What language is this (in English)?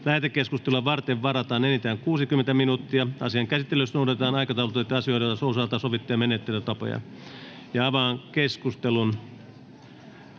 Finnish